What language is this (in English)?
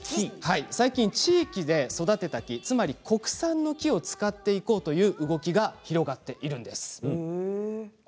Japanese